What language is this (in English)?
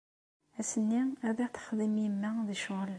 Kabyle